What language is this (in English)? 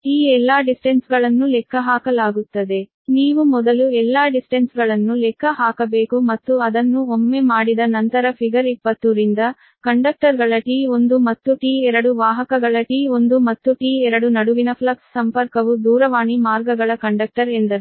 Kannada